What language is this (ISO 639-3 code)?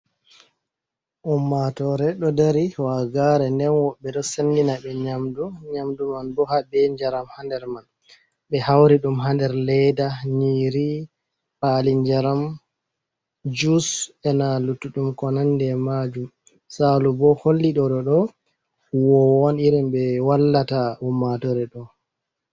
ful